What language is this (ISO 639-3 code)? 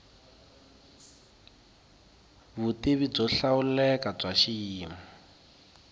tso